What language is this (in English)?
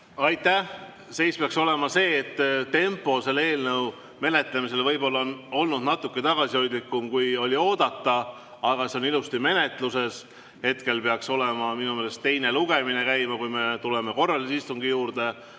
Estonian